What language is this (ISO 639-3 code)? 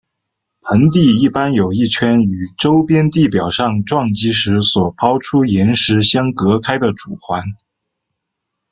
zho